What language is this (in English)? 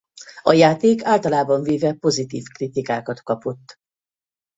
Hungarian